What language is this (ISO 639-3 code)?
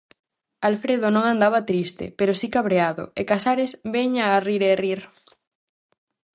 glg